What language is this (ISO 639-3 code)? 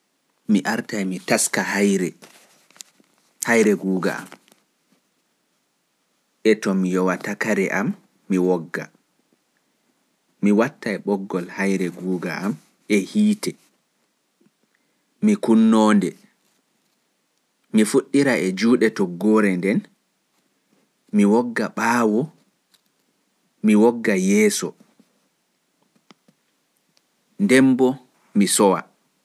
ful